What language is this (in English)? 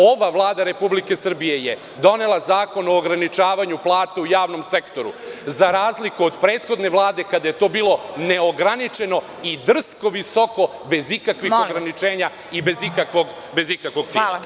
Serbian